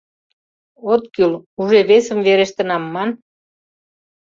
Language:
Mari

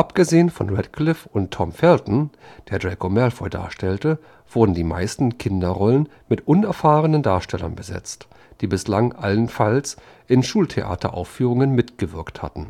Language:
German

